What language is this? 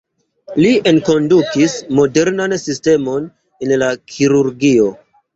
Esperanto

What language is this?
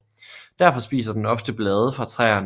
Danish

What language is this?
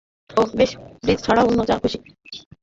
Bangla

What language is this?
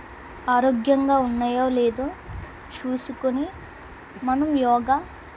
Telugu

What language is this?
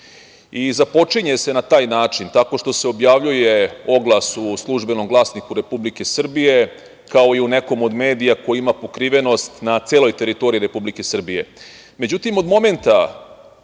Serbian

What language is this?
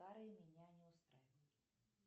Russian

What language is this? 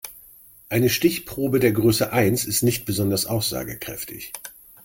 German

